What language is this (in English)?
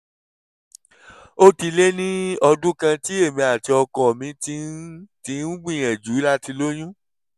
Yoruba